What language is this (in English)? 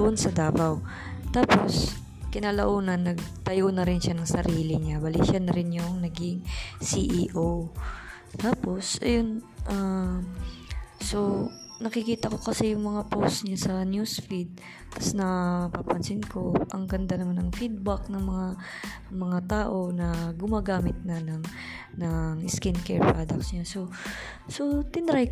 Filipino